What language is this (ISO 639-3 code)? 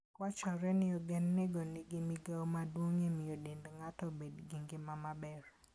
luo